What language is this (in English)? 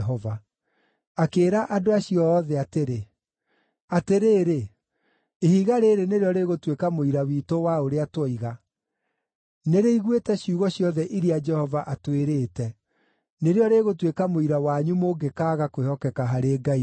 Kikuyu